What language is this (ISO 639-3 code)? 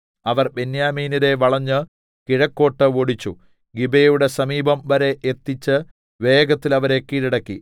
mal